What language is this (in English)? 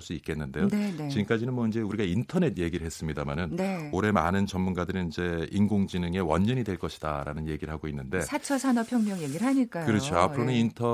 Korean